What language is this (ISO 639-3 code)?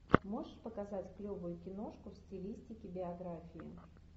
rus